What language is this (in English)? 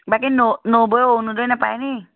Assamese